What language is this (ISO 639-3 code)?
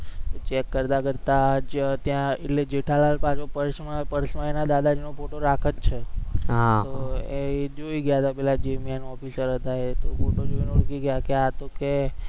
guj